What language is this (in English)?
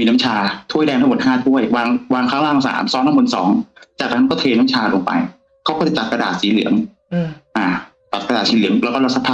Thai